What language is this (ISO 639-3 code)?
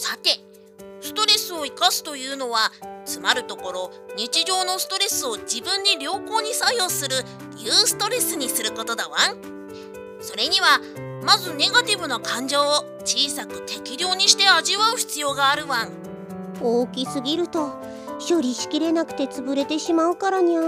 jpn